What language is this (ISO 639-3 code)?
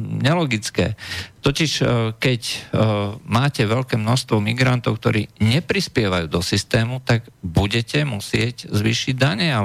slk